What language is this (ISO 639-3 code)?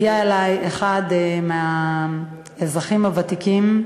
heb